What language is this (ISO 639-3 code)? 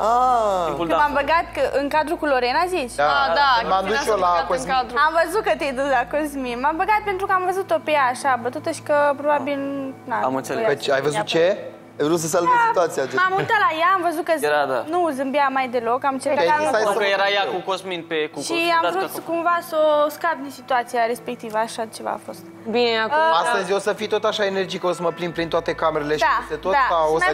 ron